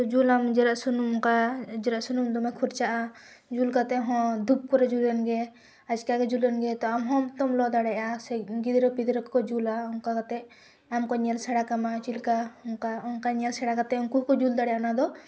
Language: Santali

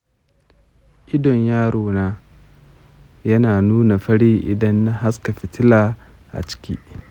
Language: Hausa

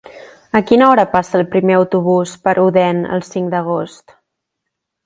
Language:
Catalan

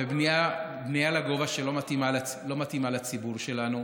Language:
Hebrew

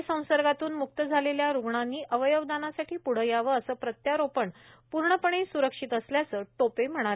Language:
Marathi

